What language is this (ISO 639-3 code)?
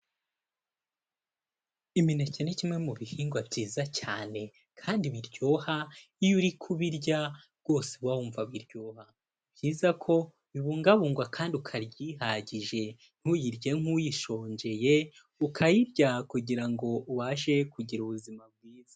kin